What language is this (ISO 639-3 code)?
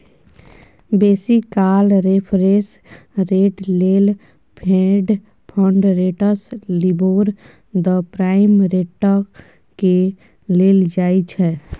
mai